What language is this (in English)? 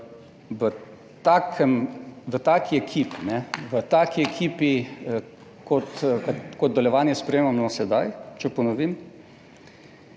Slovenian